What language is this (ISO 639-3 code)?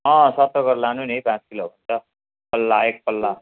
nep